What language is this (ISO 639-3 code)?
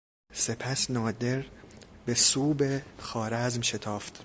fas